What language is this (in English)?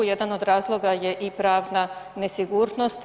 Croatian